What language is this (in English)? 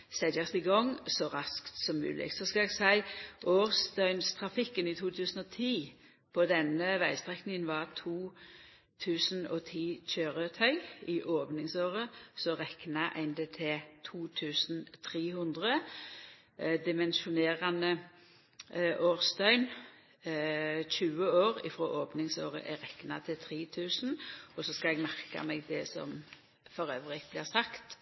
Norwegian Nynorsk